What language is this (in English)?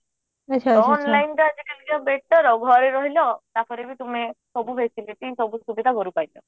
Odia